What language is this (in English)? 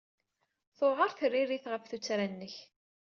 Kabyle